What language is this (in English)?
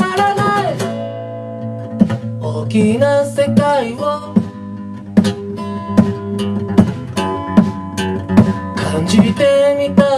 Greek